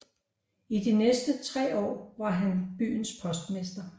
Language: Danish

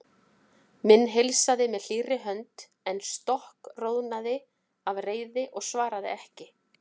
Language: Icelandic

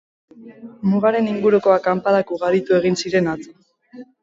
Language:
Basque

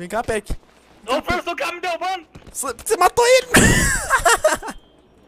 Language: Portuguese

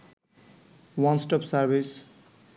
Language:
Bangla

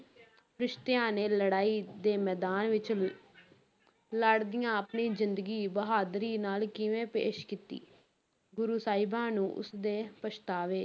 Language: Punjabi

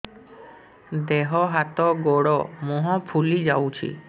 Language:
Odia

